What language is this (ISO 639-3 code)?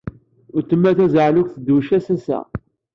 kab